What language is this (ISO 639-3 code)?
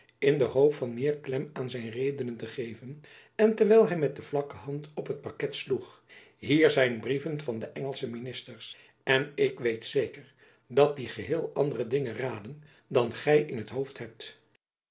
nld